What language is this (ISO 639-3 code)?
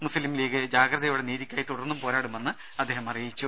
mal